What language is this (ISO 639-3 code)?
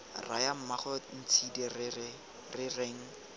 tsn